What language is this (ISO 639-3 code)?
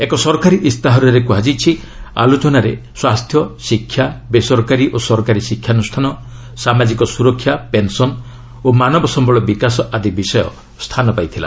ori